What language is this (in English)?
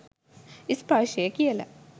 Sinhala